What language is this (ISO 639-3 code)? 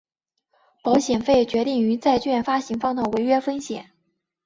zho